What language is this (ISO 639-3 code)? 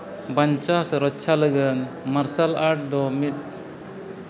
sat